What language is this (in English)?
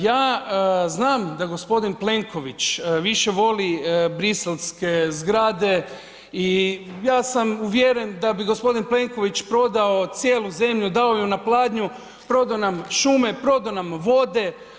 Croatian